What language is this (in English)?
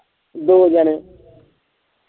Punjabi